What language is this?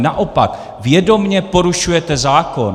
Czech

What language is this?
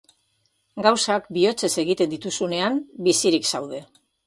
Basque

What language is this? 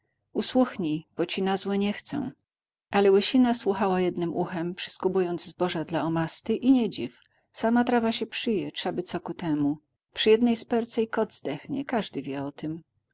Polish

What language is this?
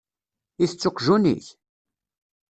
Kabyle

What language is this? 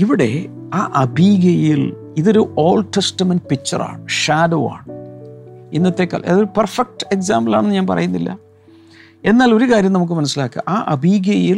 Malayalam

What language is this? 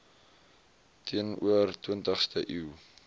Afrikaans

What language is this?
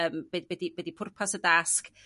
Welsh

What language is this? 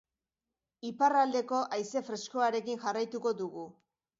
Basque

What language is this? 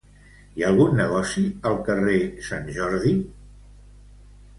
Catalan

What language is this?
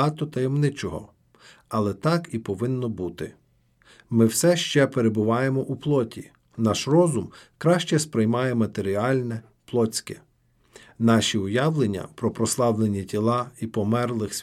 Ukrainian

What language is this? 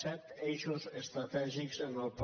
Catalan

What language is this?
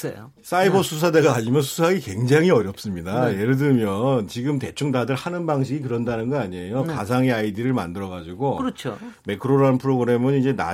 Korean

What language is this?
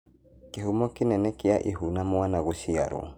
Kikuyu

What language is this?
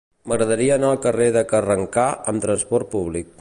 Catalan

